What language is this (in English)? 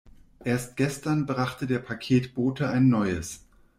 German